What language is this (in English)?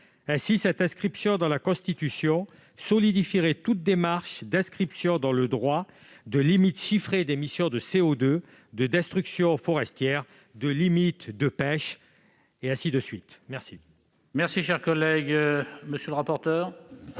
French